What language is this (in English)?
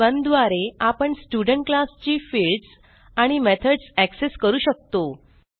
Marathi